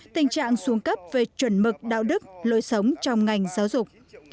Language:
Vietnamese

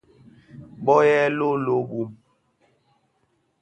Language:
Bafia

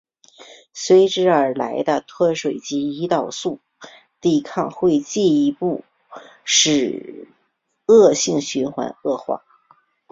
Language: Chinese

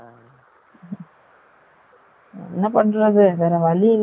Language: Tamil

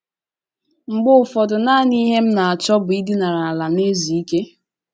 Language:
Igbo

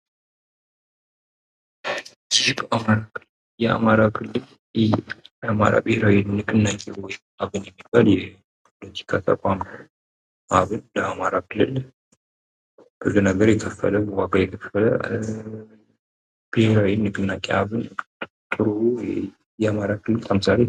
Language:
Amharic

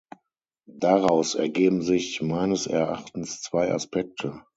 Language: German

